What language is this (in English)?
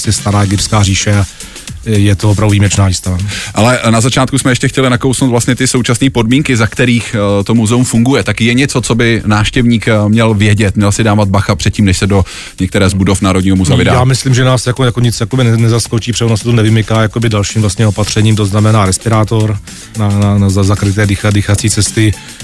Czech